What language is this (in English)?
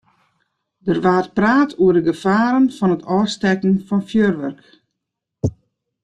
Western Frisian